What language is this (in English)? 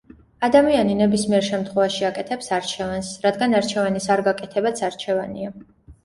Georgian